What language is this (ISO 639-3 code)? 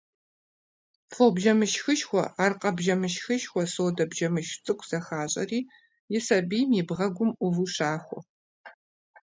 kbd